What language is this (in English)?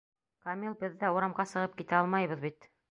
Bashkir